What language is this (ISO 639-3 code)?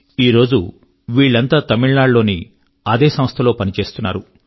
tel